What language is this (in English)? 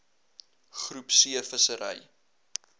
Afrikaans